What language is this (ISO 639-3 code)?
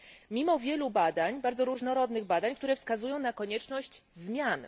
pol